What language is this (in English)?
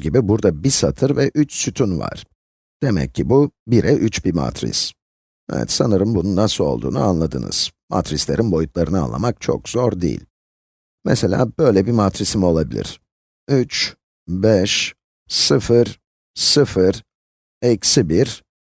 Turkish